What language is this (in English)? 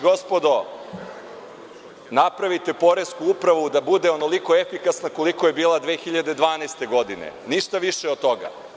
Serbian